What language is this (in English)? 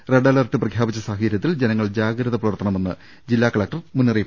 Malayalam